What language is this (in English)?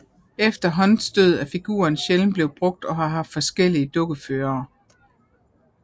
Danish